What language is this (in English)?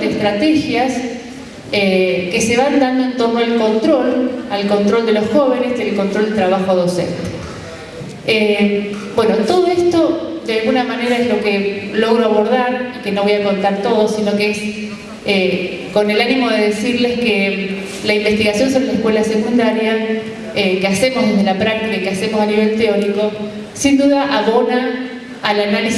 Spanish